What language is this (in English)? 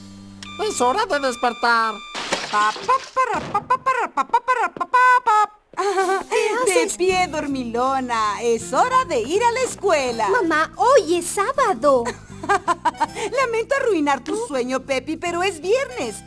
Spanish